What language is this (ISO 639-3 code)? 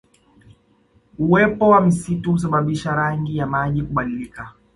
swa